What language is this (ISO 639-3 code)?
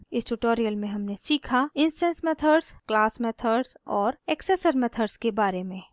hin